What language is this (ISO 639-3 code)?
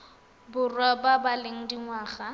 tsn